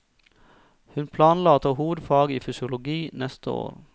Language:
Norwegian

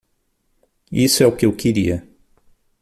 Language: Portuguese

